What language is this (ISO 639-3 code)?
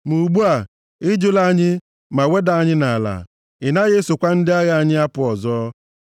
ibo